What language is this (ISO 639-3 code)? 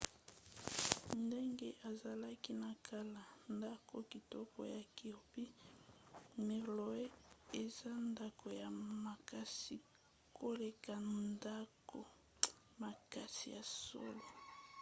lin